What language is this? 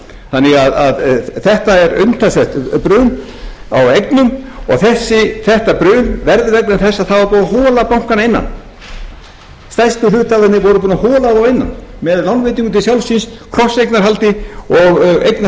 Icelandic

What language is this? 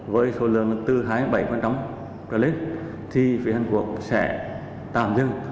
Vietnamese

